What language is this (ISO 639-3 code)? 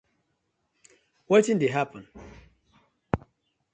pcm